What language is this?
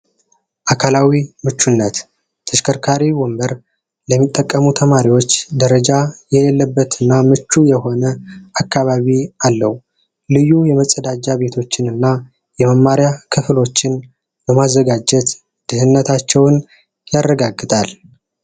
Amharic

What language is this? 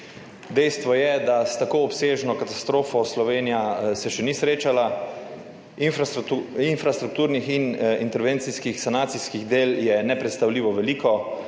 Slovenian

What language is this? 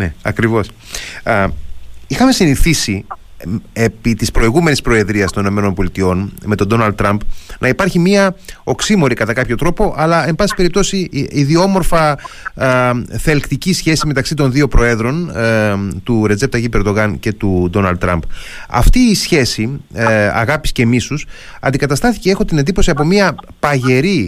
Greek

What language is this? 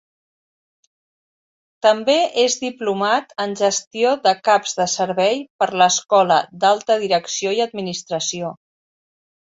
Catalan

